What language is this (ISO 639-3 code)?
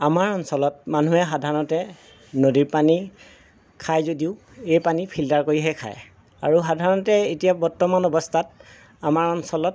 asm